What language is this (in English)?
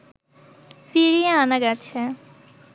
Bangla